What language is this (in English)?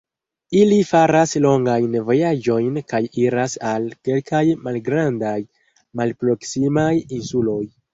Esperanto